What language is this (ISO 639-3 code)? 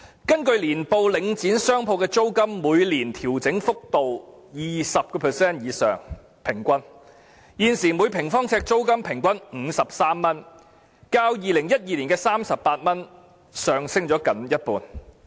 yue